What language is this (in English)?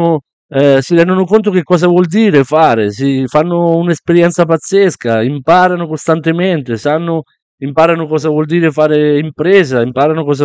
Italian